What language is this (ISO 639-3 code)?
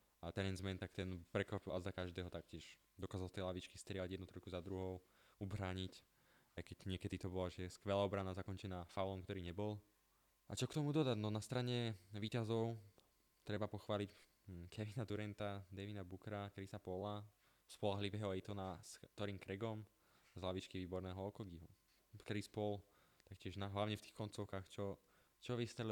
slk